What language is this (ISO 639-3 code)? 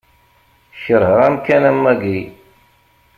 kab